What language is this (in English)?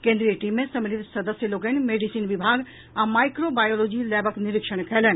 Maithili